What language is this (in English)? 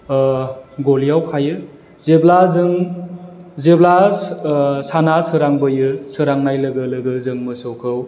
Bodo